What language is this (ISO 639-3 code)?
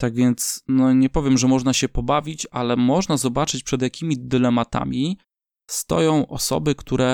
pol